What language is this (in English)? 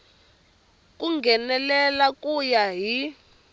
Tsonga